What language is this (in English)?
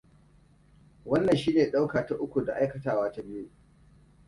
Hausa